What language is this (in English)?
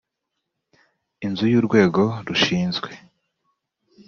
Kinyarwanda